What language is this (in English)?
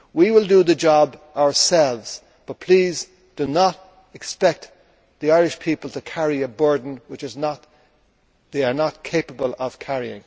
English